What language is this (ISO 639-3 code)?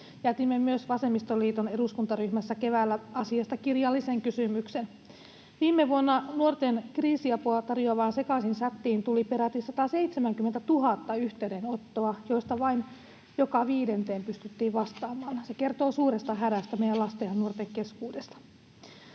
fin